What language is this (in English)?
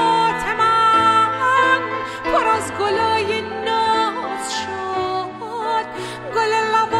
Persian